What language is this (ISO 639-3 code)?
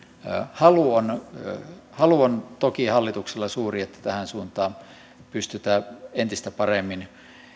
fin